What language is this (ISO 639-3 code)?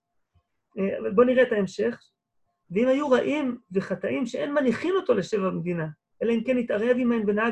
heb